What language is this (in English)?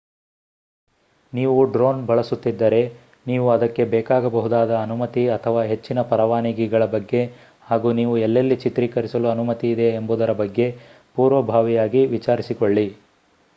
Kannada